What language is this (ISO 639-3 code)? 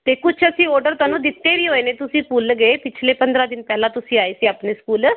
pan